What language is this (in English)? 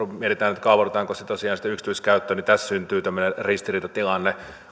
Finnish